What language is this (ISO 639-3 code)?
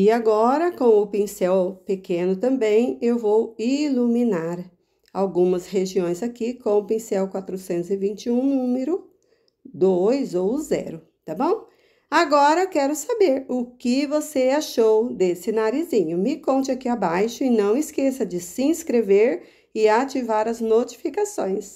por